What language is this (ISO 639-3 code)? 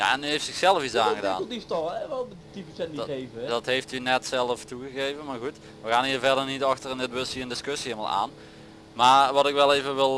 nld